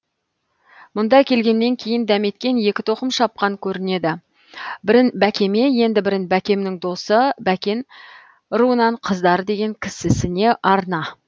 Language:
Kazakh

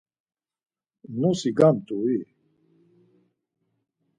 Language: Laz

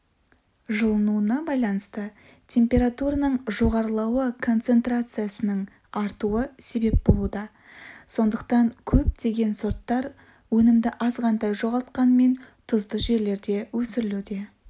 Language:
Kazakh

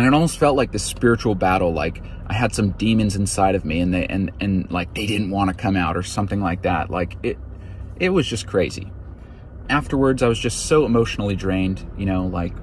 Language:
English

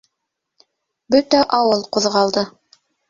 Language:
Bashkir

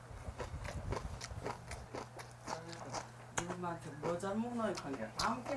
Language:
Korean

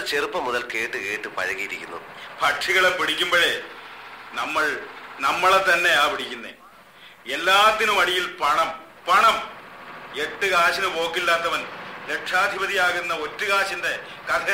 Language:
Malayalam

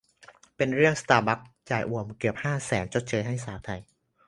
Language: Thai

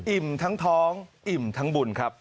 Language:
Thai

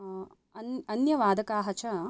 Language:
Sanskrit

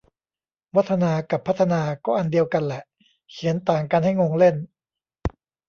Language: Thai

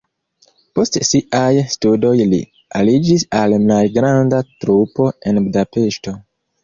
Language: Esperanto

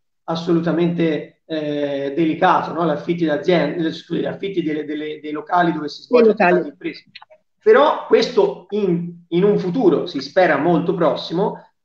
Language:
Italian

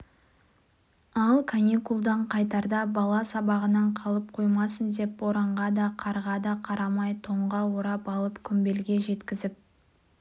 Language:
Kazakh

